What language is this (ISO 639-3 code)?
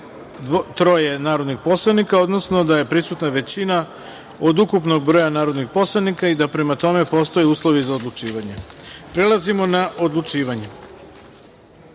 srp